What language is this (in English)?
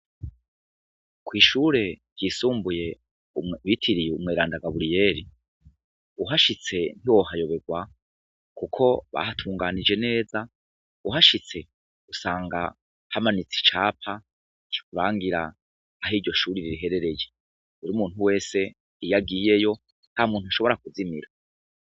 Rundi